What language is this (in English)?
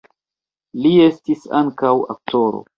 Esperanto